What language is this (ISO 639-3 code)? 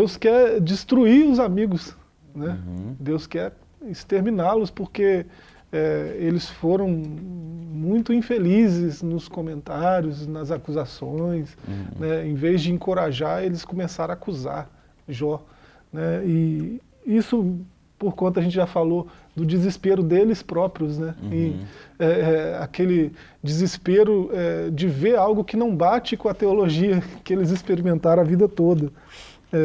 por